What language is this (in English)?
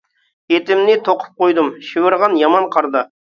Uyghur